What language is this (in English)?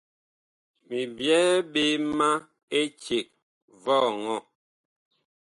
Bakoko